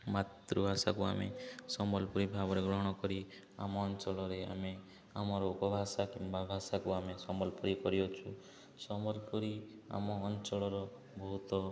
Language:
Odia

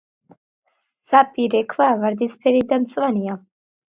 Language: Georgian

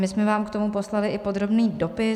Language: Czech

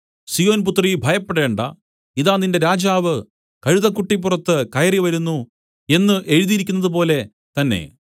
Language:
Malayalam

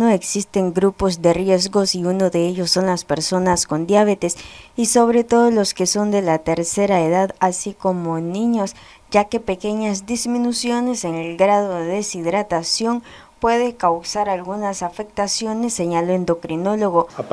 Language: Spanish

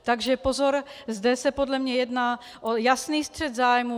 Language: Czech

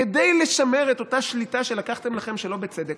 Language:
Hebrew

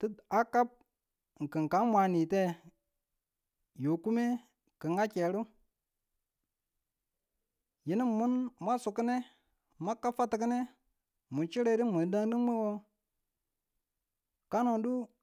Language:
Tula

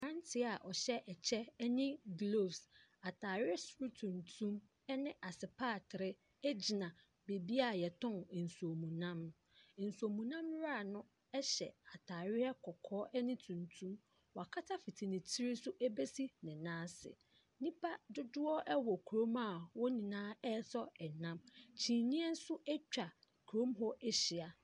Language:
Akan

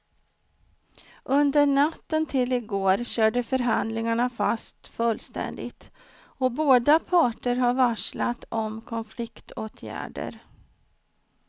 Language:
Swedish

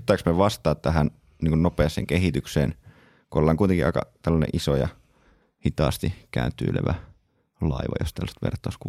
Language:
Finnish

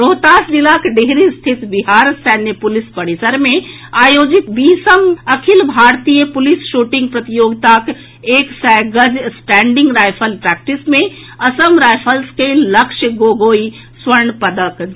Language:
Maithili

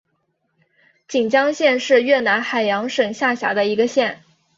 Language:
Chinese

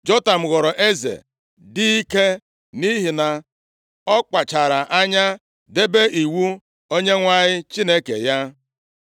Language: Igbo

